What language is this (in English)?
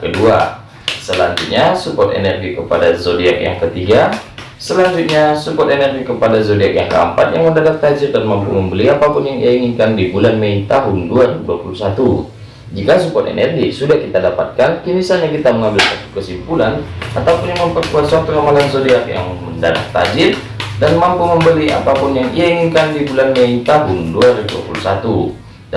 Indonesian